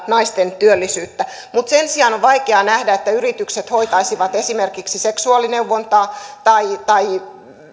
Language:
Finnish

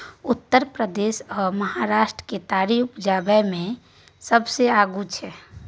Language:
Maithili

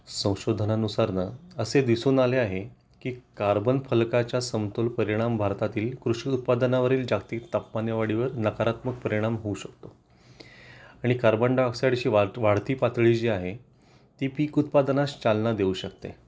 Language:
Marathi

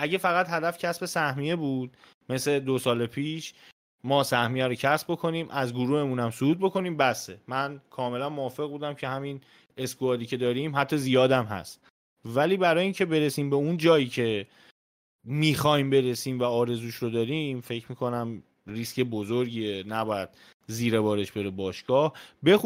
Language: Persian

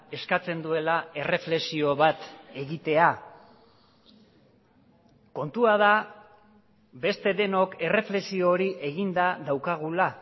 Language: Basque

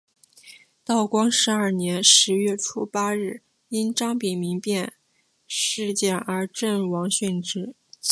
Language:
Chinese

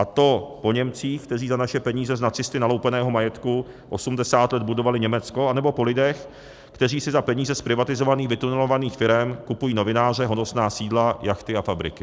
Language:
Czech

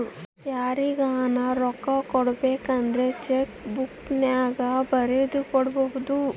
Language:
Kannada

